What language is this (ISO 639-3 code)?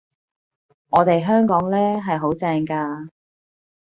yue